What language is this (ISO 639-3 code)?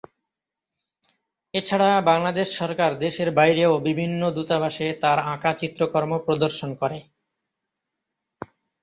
ben